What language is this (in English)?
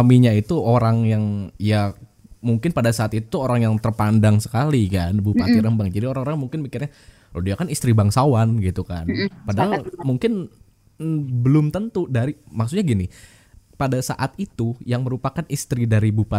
Indonesian